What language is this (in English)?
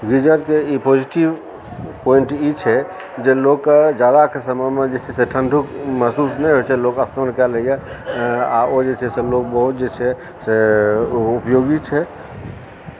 Maithili